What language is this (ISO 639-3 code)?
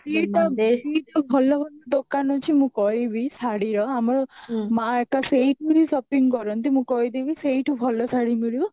ori